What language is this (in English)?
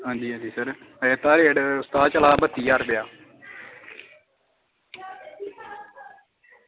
Dogri